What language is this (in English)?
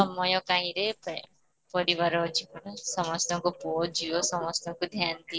Odia